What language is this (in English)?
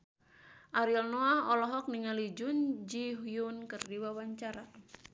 Sundanese